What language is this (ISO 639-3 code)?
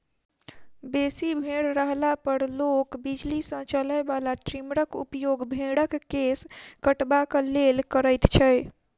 mai